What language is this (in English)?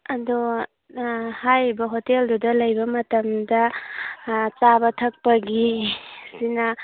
Manipuri